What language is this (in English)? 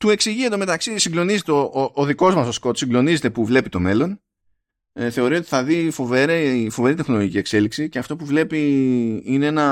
Greek